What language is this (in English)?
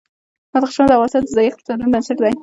Pashto